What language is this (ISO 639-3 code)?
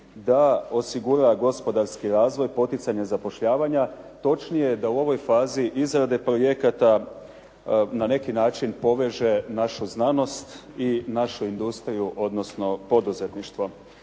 hrv